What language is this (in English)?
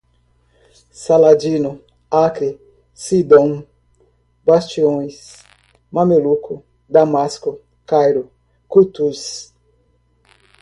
Portuguese